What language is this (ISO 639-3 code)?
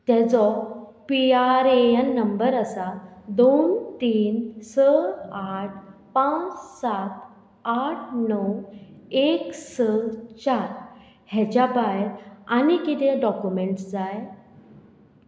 kok